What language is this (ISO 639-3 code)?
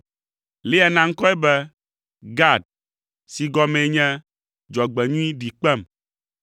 ewe